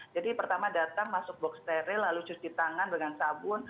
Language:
Indonesian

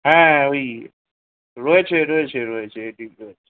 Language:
Bangla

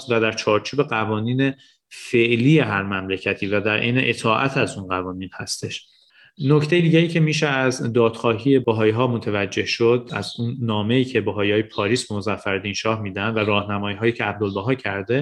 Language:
Persian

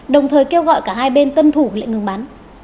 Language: Vietnamese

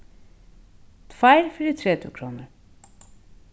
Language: Faroese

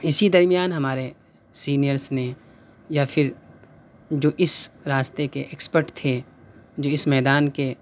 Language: Urdu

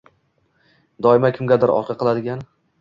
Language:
Uzbek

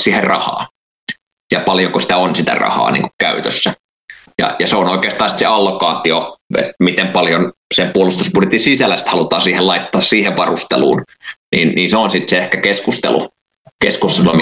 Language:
Finnish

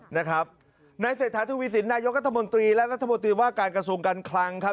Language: Thai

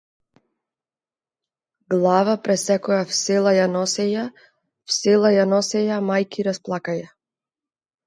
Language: Macedonian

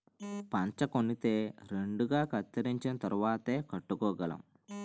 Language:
Telugu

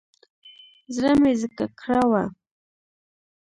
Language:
Pashto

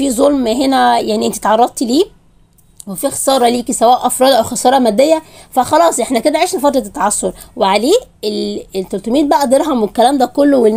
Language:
Arabic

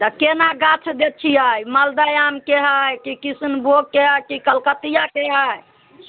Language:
Maithili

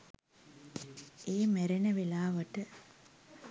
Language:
Sinhala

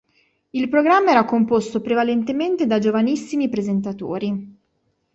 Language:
Italian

